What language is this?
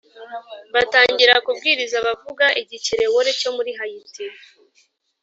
Kinyarwanda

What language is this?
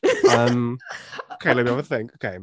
Welsh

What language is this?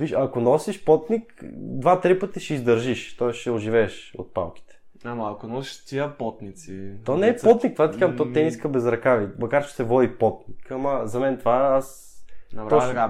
Bulgarian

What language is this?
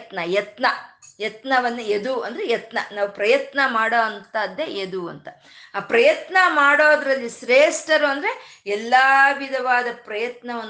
Kannada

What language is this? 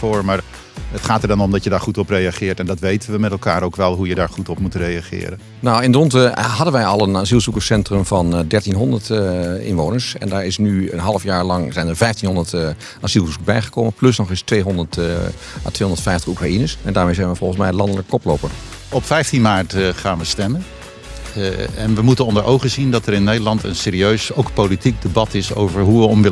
Dutch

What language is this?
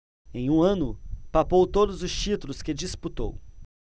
Portuguese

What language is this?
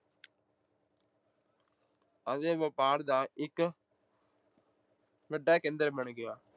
Punjabi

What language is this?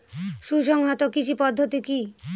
Bangla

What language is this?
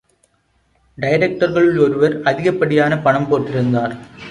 Tamil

